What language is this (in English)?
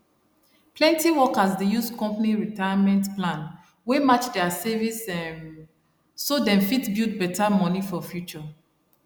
Nigerian Pidgin